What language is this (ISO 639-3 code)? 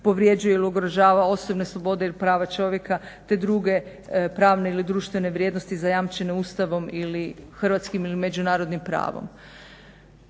hrv